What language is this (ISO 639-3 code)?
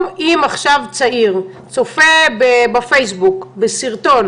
heb